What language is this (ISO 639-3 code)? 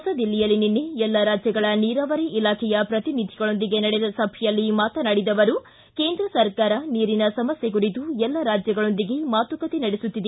kan